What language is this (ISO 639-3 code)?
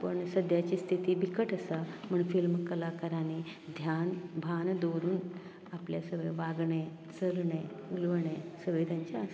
kok